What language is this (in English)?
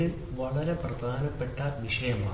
Malayalam